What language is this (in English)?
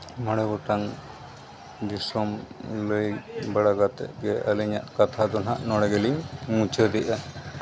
Santali